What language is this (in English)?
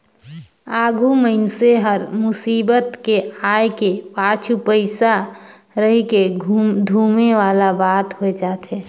Chhattisgarhi